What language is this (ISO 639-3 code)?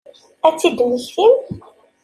kab